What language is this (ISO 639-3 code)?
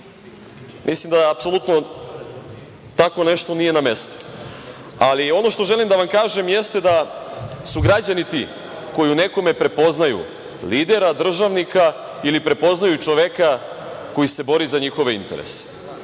srp